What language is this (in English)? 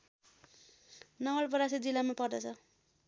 Nepali